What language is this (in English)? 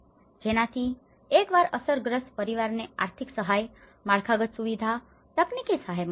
Gujarati